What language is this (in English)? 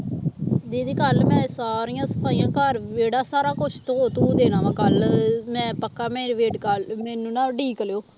Punjabi